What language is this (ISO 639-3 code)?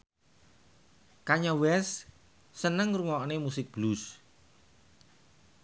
jav